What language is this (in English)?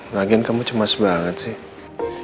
Indonesian